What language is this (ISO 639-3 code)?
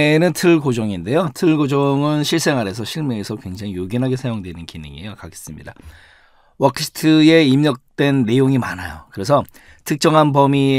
kor